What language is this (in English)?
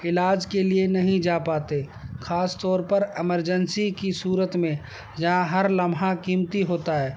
Urdu